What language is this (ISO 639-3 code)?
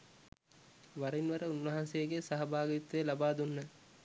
sin